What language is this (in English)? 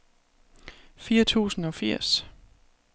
Danish